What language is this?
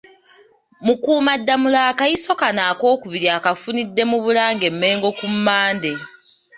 Ganda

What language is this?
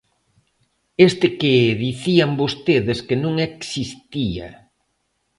Galician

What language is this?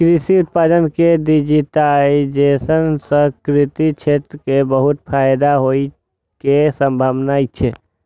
Maithili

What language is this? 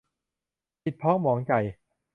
Thai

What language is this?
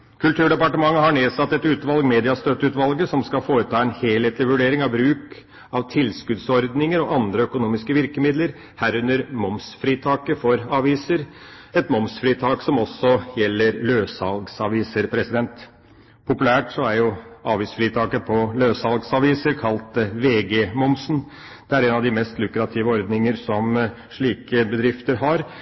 Norwegian Bokmål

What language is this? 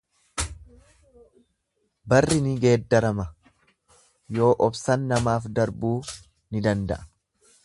Oromo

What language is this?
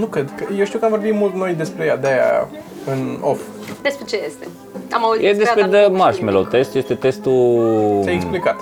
Romanian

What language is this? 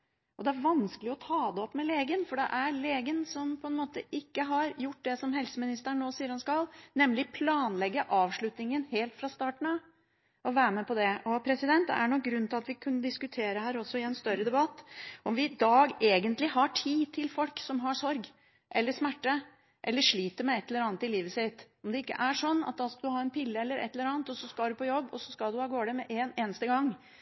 Norwegian Bokmål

